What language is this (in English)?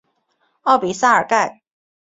Chinese